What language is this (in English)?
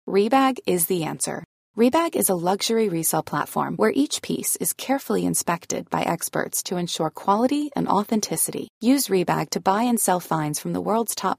Persian